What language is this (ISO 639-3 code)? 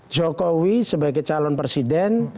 ind